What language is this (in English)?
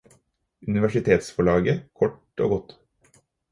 Norwegian Bokmål